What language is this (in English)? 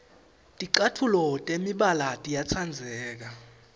Swati